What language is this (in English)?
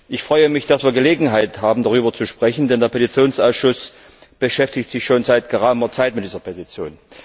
German